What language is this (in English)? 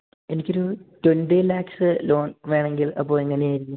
Malayalam